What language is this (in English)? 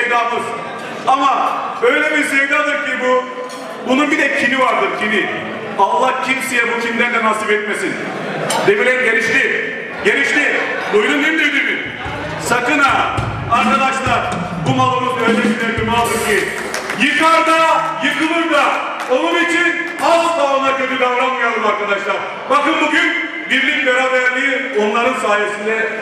Turkish